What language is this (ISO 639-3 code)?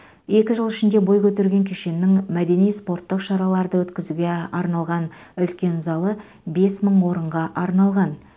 kaz